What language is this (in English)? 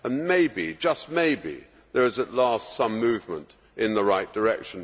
English